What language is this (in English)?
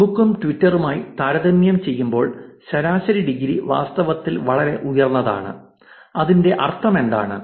Malayalam